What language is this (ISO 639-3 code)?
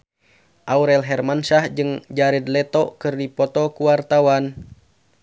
sun